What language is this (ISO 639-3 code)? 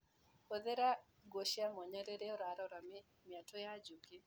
kik